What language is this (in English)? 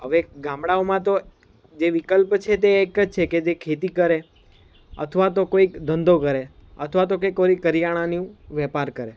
Gujarati